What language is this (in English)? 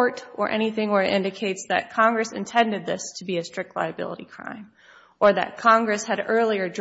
English